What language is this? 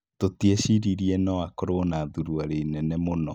Kikuyu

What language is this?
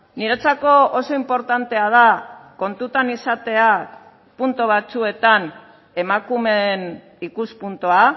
Basque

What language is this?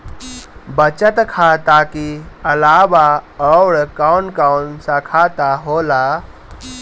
Bhojpuri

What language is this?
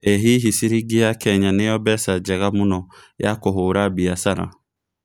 Kikuyu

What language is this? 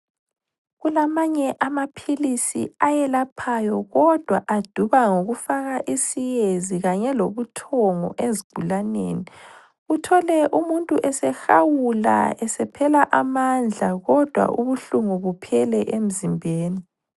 North Ndebele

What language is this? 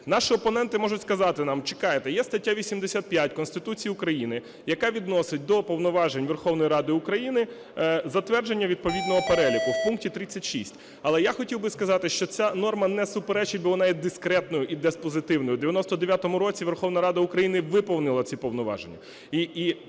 Ukrainian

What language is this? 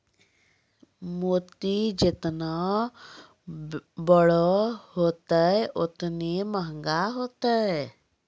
Maithili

